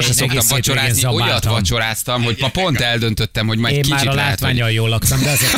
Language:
Hungarian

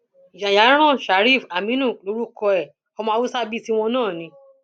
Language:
Yoruba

